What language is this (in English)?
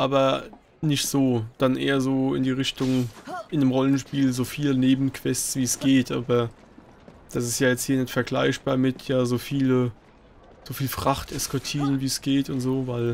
German